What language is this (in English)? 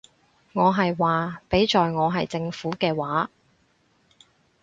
Cantonese